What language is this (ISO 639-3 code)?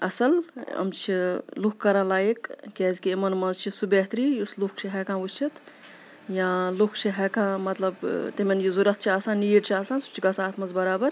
kas